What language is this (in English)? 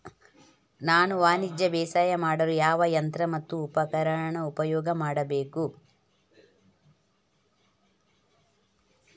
Kannada